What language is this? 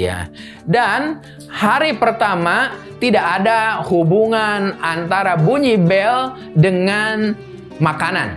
Indonesian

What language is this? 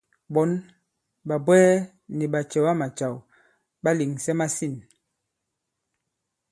Bankon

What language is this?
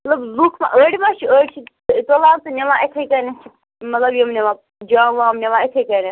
Kashmiri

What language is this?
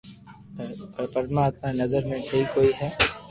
Loarki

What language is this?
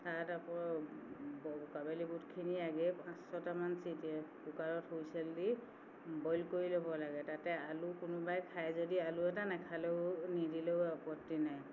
Assamese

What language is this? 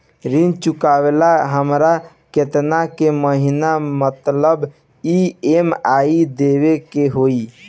Bhojpuri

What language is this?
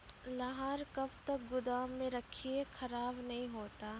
Maithili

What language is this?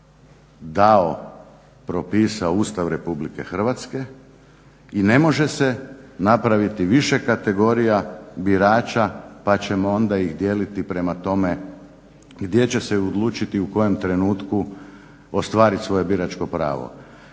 Croatian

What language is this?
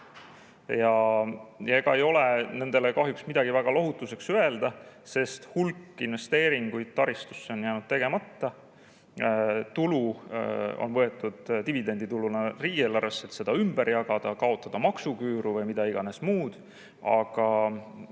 Estonian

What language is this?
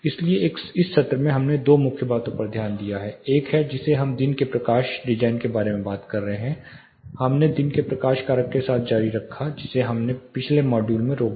Hindi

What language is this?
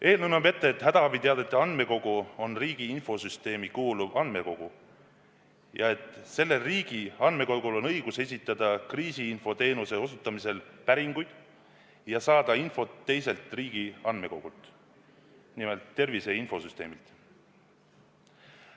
Estonian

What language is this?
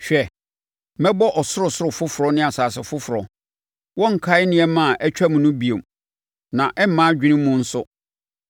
Akan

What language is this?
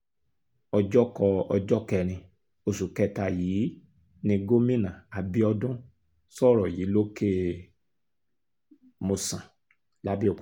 Yoruba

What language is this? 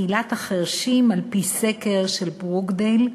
Hebrew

